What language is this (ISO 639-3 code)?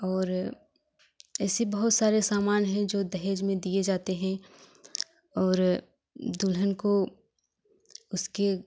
hin